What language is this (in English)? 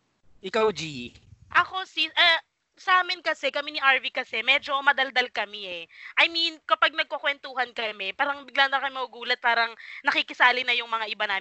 Filipino